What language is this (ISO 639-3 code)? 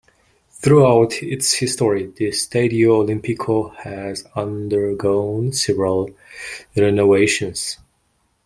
eng